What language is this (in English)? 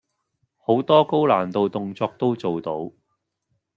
Cantonese